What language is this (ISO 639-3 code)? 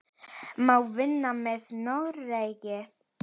isl